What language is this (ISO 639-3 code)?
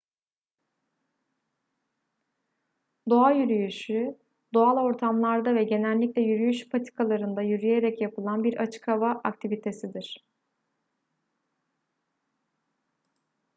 tur